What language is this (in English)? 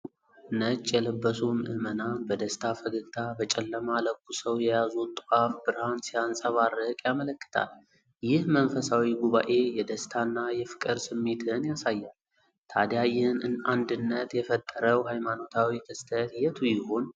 Amharic